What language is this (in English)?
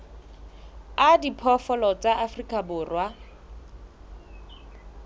Southern Sotho